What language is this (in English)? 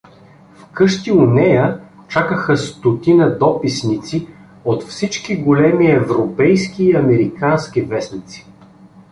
Bulgarian